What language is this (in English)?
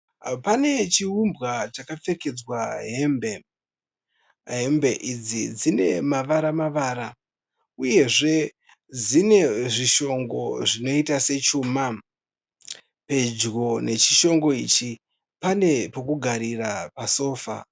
Shona